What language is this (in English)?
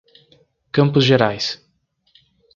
Portuguese